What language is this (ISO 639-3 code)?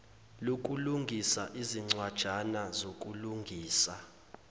zul